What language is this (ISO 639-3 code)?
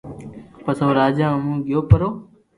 lrk